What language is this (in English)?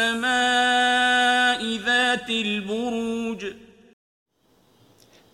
Romanian